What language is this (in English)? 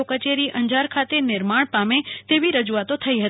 Gujarati